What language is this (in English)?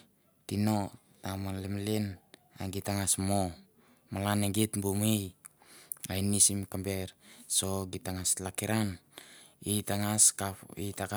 Mandara